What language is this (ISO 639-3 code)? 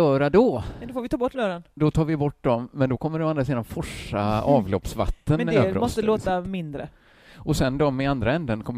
swe